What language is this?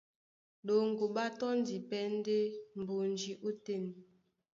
Duala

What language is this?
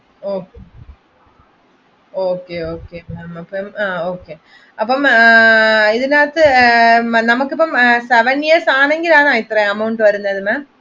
Malayalam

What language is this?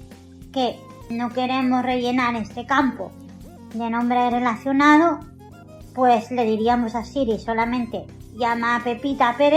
Spanish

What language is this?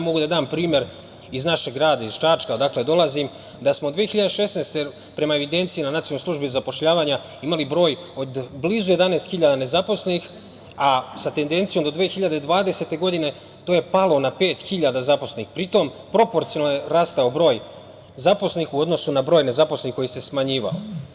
Serbian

